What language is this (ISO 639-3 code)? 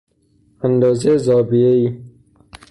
fas